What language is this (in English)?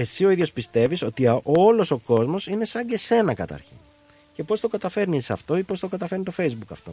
Greek